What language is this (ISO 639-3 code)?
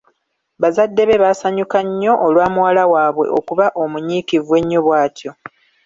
lug